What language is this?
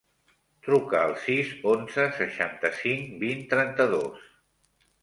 Catalan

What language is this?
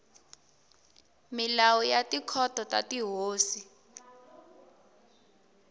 Tsonga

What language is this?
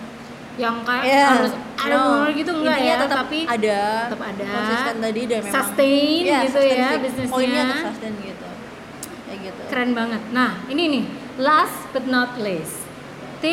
Indonesian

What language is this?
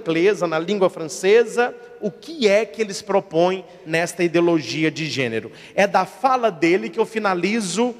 Portuguese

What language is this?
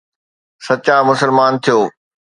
Sindhi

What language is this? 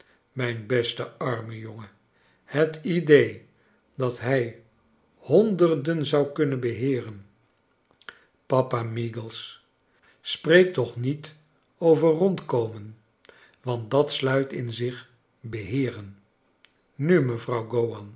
Dutch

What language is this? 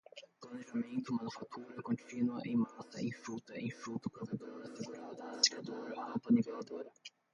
Portuguese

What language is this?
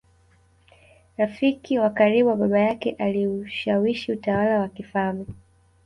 Swahili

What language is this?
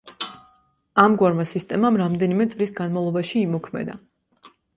Georgian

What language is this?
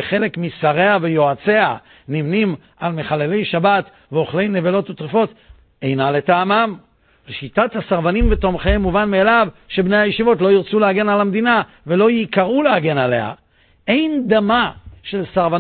Hebrew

